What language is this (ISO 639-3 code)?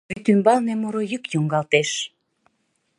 chm